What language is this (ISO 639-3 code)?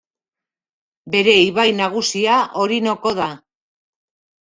eus